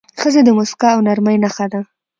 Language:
Pashto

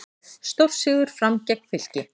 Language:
Icelandic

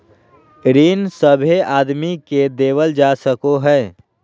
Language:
Magahi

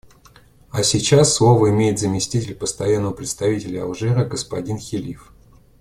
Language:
Russian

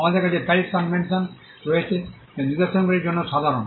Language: Bangla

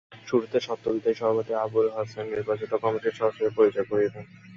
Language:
Bangla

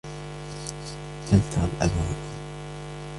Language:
Arabic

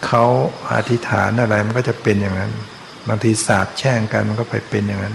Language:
Thai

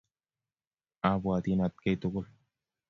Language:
Kalenjin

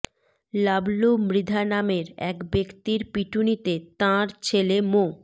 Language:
Bangla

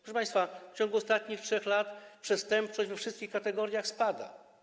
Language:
Polish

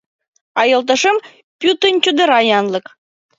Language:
Mari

